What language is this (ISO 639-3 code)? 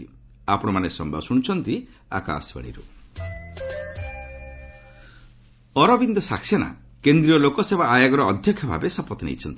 ori